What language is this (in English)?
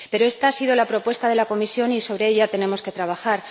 Spanish